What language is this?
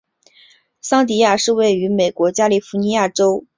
Chinese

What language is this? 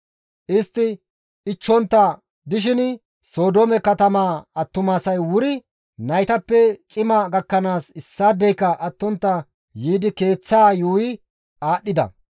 Gamo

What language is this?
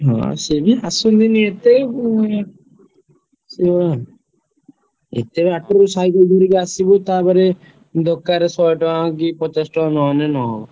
Odia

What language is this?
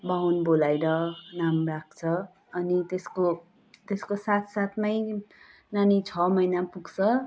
Nepali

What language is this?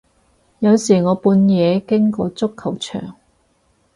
Cantonese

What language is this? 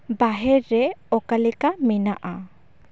Santali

